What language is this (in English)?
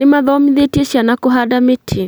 Kikuyu